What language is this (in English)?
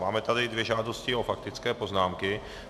Czech